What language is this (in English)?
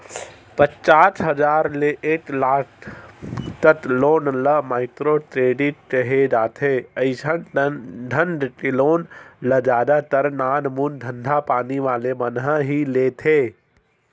Chhattisgarhi